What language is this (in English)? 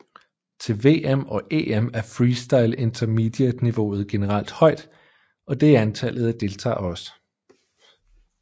Danish